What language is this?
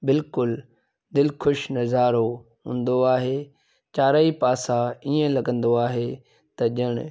Sindhi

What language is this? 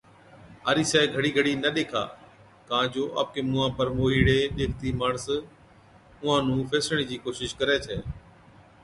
Od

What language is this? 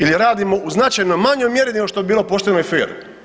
Croatian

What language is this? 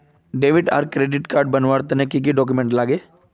Magahi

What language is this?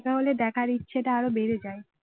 Bangla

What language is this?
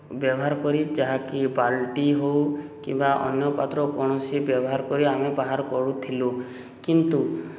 Odia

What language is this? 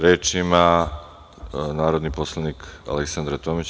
Serbian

